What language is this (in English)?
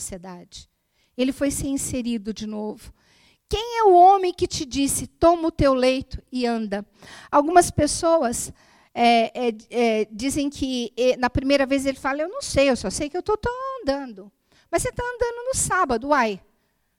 Portuguese